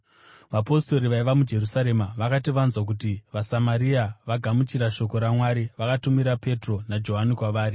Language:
Shona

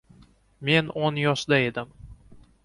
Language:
Uzbek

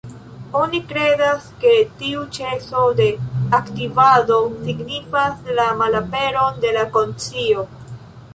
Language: Esperanto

